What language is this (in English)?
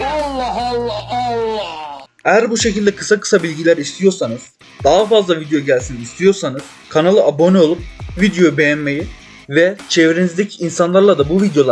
Turkish